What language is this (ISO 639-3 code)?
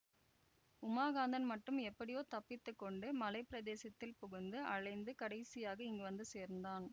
tam